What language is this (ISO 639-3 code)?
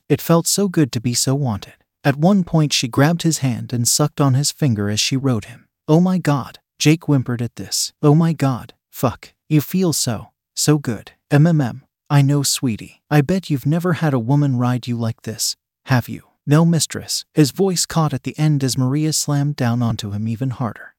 eng